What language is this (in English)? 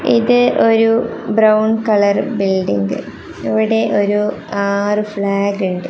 Malayalam